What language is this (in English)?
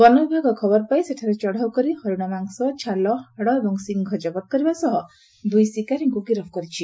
Odia